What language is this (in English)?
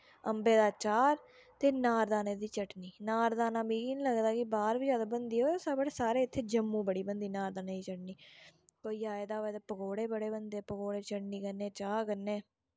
Dogri